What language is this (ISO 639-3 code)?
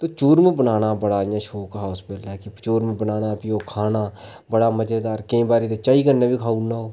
doi